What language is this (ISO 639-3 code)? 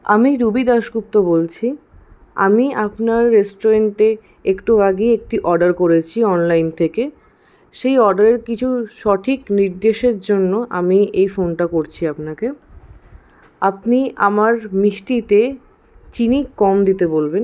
ben